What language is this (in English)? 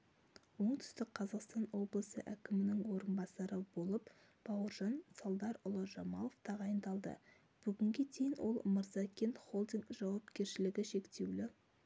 Kazakh